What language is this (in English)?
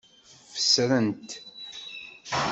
Kabyle